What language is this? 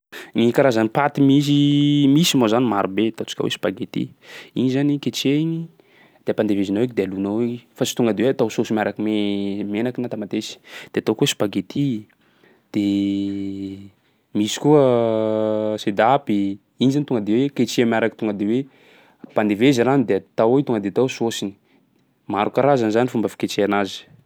Sakalava Malagasy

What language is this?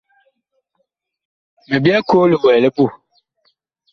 Bakoko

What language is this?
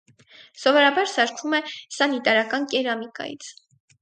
Armenian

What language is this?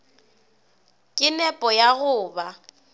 Northern Sotho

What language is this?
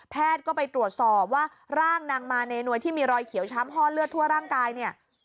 Thai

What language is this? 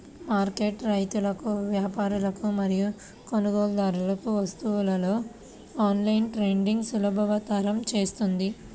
Telugu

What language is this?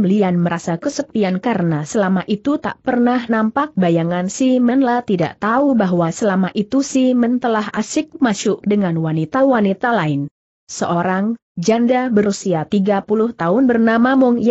Indonesian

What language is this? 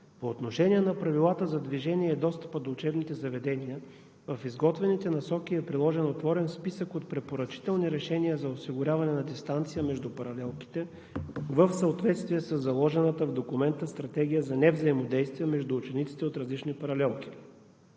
Bulgarian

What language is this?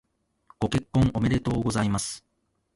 Japanese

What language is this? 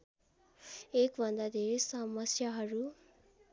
Nepali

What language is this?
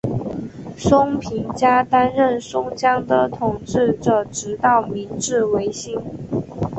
Chinese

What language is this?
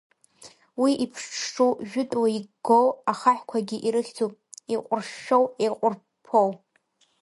Abkhazian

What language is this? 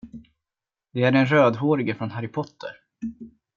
Swedish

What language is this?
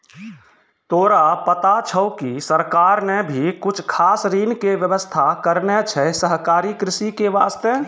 Maithili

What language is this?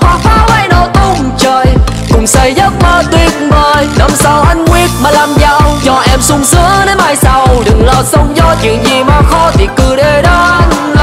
Vietnamese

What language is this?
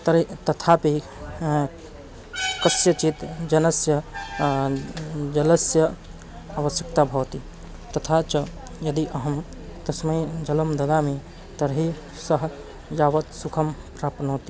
Sanskrit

